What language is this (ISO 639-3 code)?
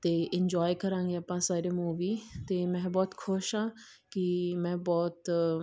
pan